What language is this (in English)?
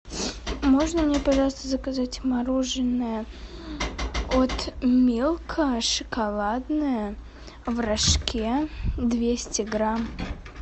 Russian